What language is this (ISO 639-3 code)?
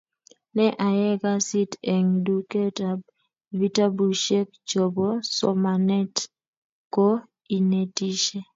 kln